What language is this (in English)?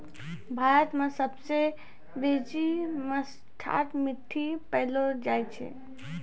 Maithili